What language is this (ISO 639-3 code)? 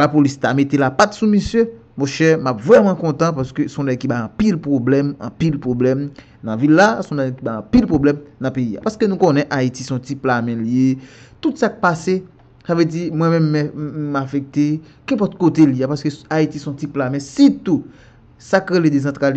fra